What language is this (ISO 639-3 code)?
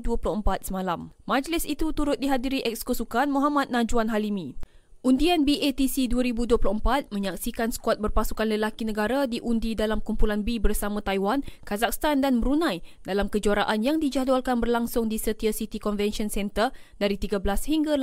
msa